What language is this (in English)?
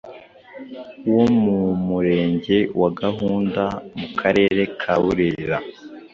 Kinyarwanda